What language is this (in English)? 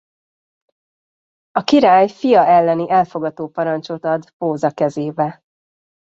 Hungarian